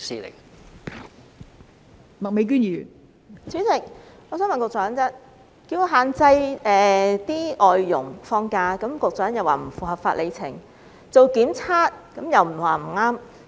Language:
Cantonese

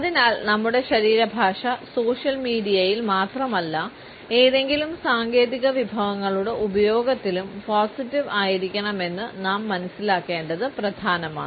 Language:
Malayalam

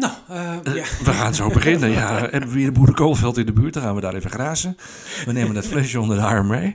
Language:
Dutch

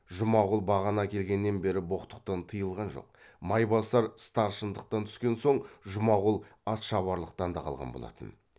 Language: Kazakh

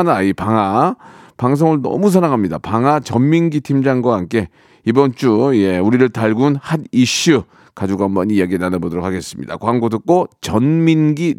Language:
Korean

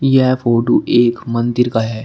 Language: Hindi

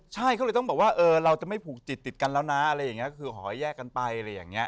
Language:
Thai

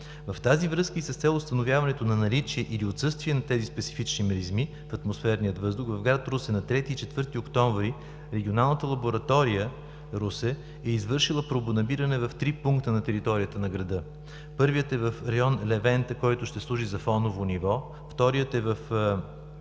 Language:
Bulgarian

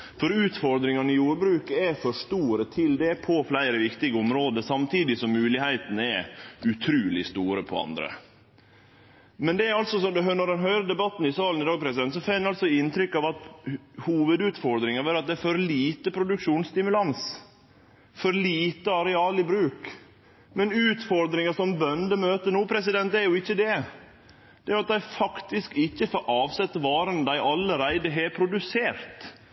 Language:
Norwegian Nynorsk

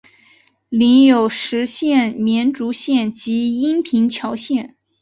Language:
Chinese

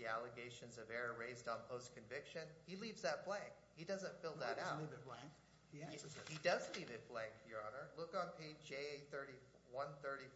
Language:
English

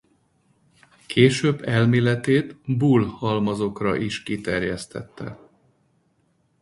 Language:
Hungarian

